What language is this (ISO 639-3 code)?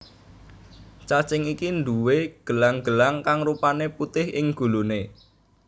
jav